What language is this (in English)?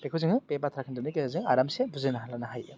Bodo